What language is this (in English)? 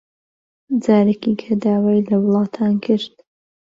Central Kurdish